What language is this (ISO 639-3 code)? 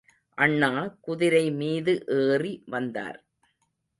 tam